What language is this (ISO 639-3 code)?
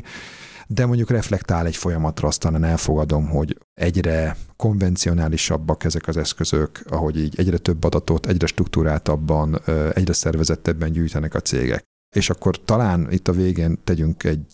hun